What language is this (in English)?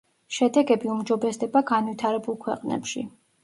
Georgian